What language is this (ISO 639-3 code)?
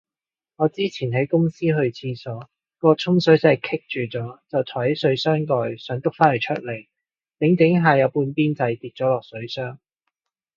yue